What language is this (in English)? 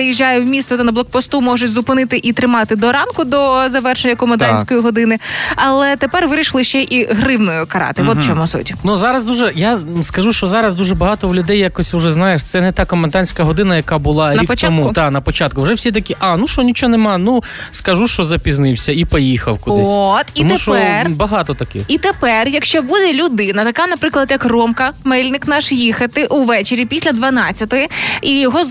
Ukrainian